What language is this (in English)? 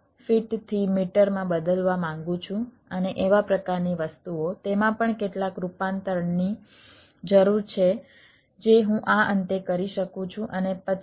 Gujarati